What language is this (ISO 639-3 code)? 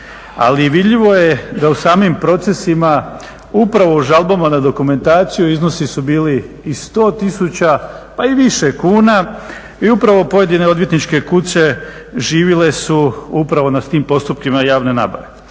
hrv